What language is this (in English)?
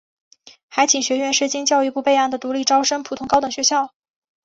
Chinese